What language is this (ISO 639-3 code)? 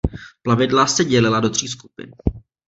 ces